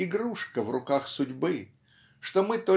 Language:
Russian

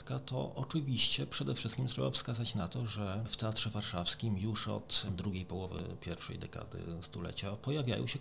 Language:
Polish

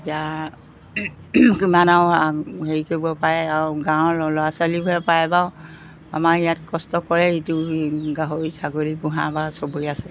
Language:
Assamese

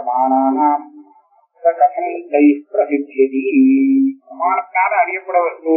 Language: Tamil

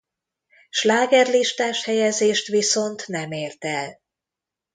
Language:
Hungarian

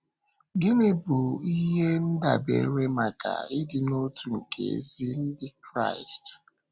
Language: Igbo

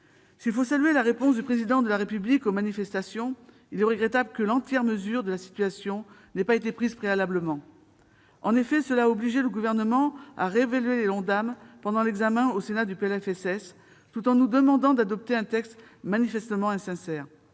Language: French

